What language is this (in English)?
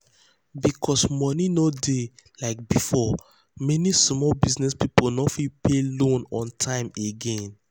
Nigerian Pidgin